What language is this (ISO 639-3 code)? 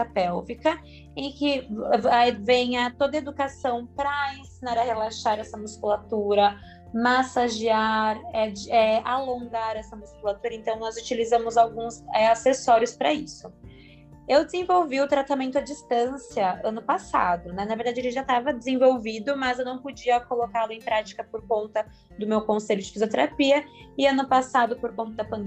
por